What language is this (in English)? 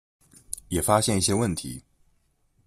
Chinese